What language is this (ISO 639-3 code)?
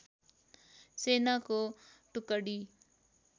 nep